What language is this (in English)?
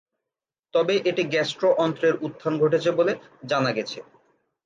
Bangla